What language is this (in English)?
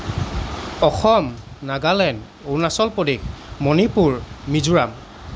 Assamese